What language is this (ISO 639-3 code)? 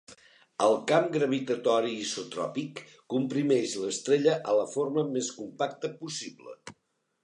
cat